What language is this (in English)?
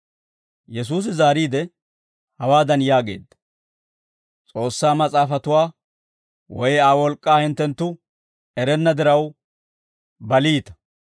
Dawro